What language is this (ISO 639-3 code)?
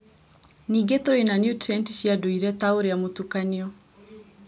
kik